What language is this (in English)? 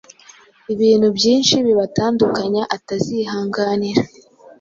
Kinyarwanda